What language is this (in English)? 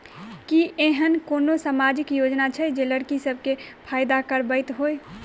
Maithili